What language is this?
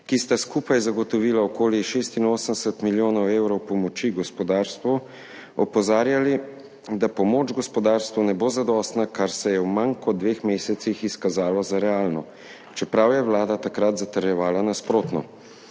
Slovenian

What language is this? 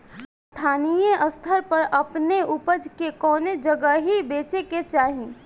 Bhojpuri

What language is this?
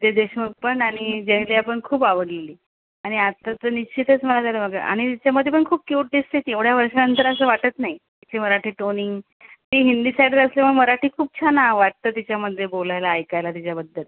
Marathi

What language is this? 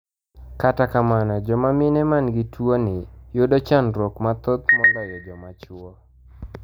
Luo (Kenya and Tanzania)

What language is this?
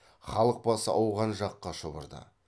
Kazakh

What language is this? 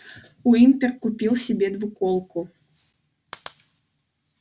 Russian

